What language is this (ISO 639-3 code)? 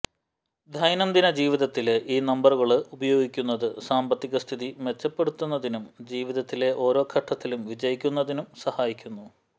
mal